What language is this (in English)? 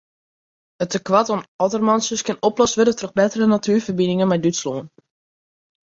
Western Frisian